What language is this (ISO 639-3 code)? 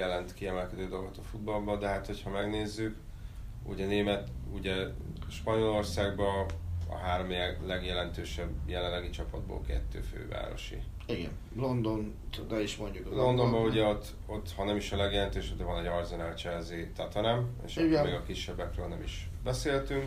hun